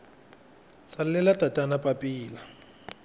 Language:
Tsonga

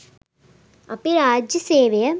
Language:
Sinhala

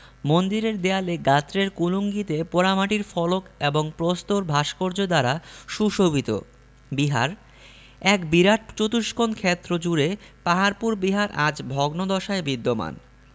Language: Bangla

